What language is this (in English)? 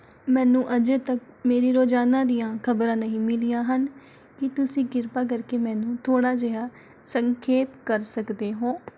Punjabi